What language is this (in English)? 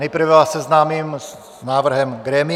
Czech